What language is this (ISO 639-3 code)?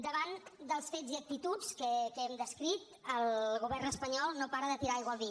cat